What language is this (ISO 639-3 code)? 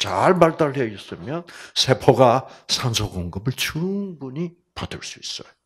kor